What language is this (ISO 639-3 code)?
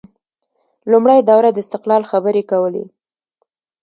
pus